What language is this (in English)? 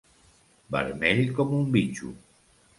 Catalan